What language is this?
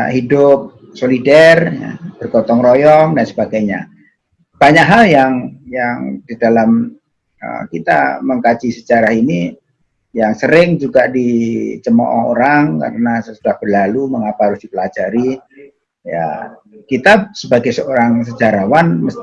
Indonesian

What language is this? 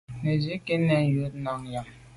Medumba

